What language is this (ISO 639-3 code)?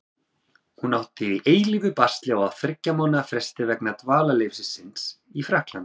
isl